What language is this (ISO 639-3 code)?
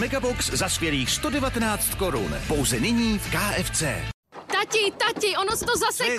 ces